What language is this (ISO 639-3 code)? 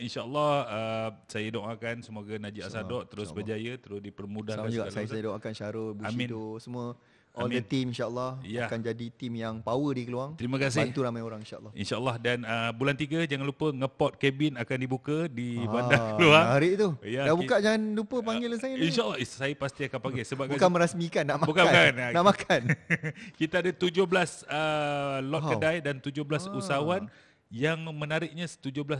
msa